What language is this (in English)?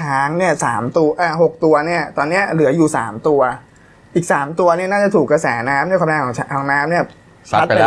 Thai